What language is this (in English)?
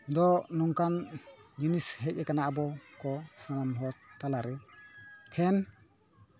Santali